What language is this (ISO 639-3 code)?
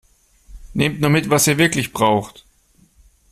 deu